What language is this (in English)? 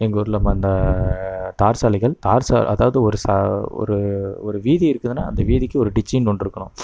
Tamil